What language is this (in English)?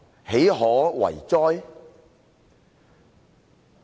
Cantonese